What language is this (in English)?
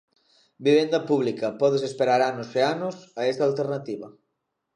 Galician